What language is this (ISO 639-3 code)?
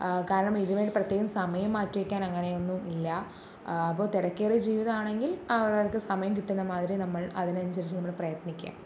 mal